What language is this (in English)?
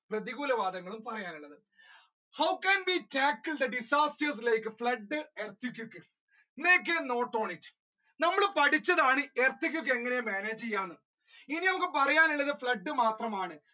Malayalam